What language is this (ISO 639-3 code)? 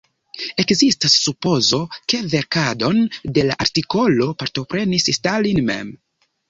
epo